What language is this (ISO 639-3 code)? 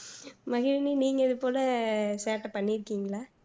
tam